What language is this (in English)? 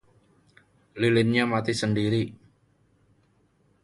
Indonesian